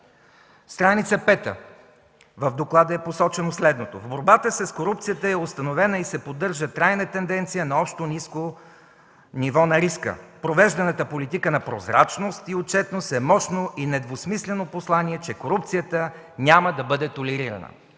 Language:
Bulgarian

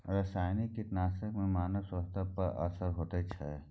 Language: Maithili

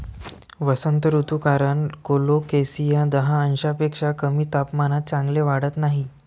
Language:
Marathi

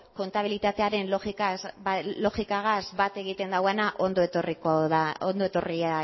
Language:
Basque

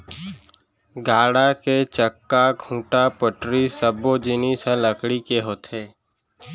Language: Chhattisgarhi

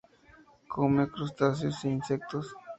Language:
Spanish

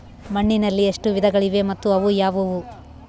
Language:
Kannada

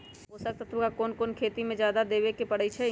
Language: Magahi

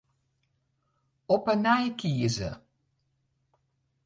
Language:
Western Frisian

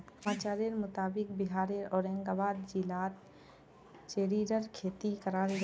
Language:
Magahi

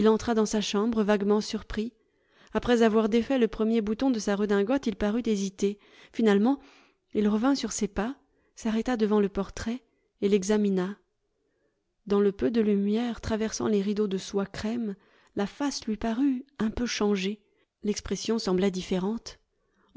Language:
French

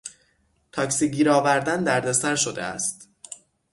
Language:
Persian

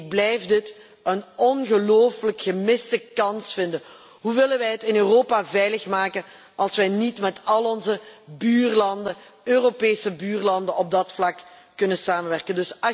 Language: Dutch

